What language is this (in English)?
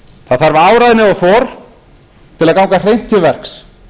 Icelandic